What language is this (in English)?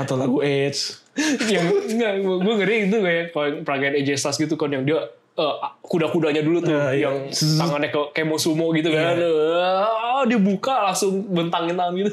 Indonesian